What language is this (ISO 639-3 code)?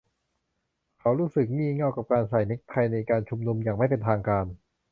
tha